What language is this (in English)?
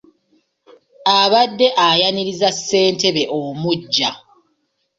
Ganda